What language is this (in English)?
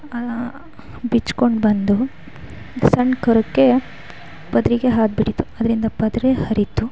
Kannada